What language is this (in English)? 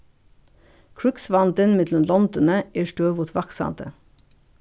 Faroese